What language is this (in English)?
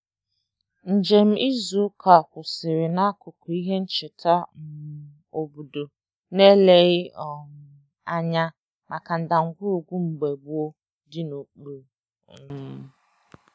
Igbo